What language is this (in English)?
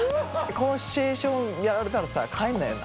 Japanese